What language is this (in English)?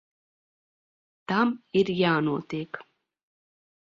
Latvian